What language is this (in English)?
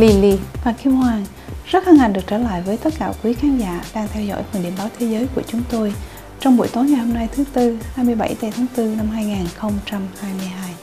Vietnamese